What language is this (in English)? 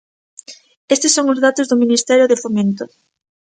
Galician